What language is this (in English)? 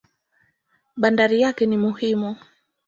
Swahili